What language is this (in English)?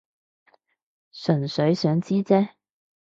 Cantonese